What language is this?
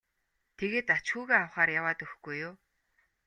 Mongolian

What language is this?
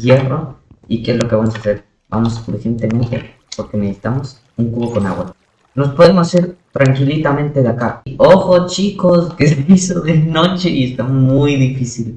Spanish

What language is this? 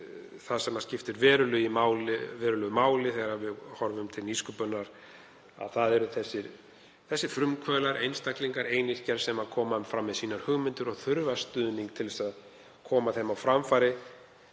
Icelandic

